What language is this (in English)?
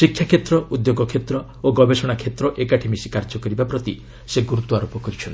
Odia